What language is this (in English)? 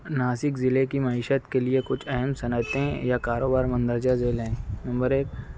Urdu